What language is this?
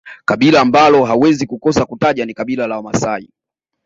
Swahili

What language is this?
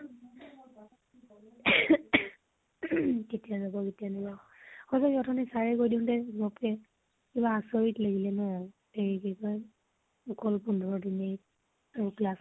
Assamese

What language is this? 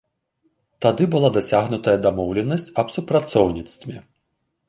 Belarusian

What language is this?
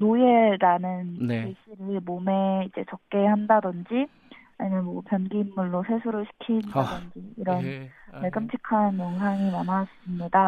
Korean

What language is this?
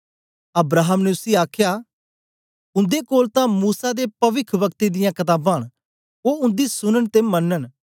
Dogri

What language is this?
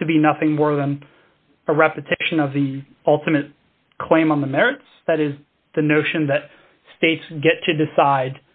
English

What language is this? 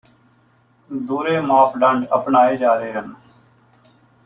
Punjabi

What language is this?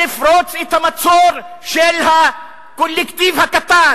Hebrew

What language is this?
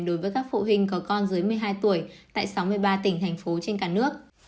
Vietnamese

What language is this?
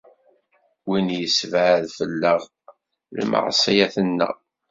Kabyle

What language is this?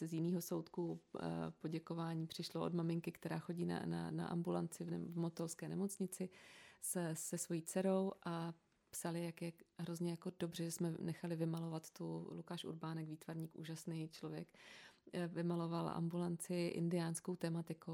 Czech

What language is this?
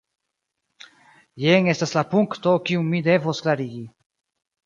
Esperanto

